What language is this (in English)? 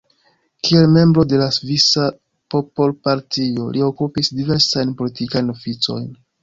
Esperanto